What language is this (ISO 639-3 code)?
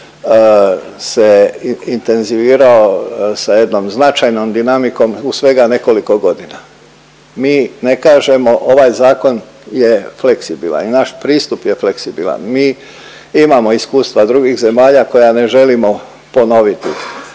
hrv